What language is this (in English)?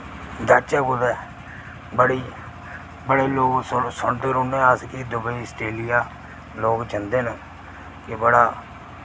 Dogri